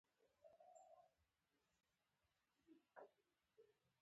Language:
Pashto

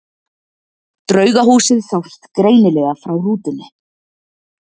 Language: Icelandic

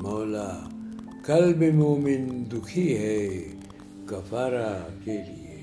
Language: Urdu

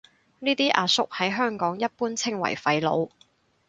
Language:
Cantonese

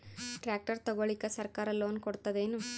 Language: Kannada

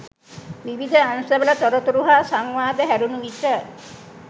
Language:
Sinhala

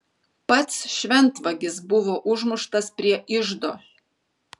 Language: Lithuanian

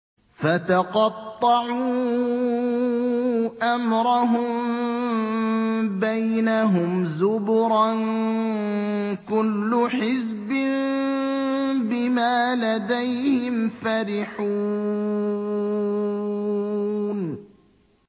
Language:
Arabic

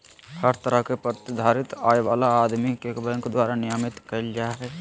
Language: Magahi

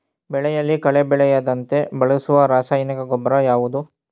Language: Kannada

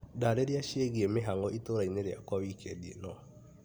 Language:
Kikuyu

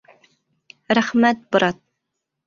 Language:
Bashkir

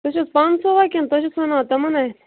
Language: Kashmiri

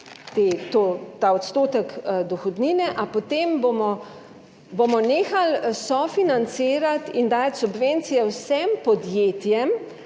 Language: Slovenian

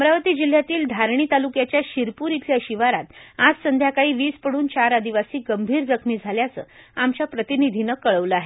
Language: Marathi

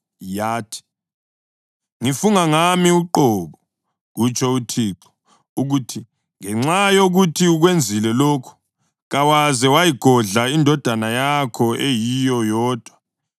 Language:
North Ndebele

